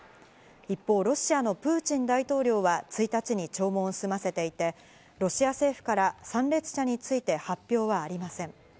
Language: Japanese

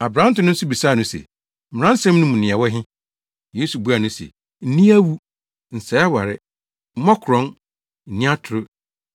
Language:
Akan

